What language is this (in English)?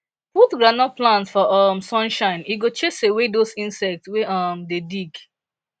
Nigerian Pidgin